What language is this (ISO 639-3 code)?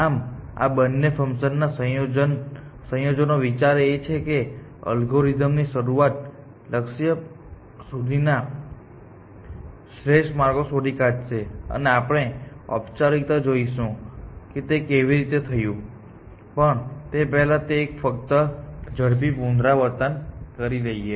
guj